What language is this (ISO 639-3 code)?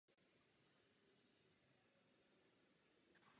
ces